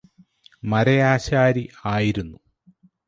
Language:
Malayalam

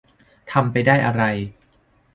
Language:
Thai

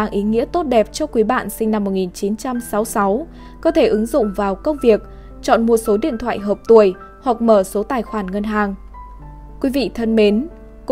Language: Vietnamese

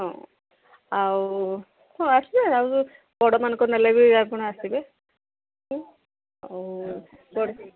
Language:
Odia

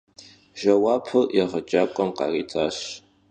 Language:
Kabardian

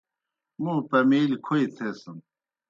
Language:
Kohistani Shina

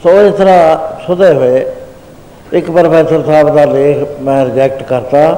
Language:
Punjabi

